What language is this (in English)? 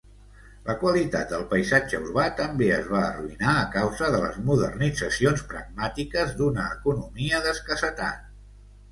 Catalan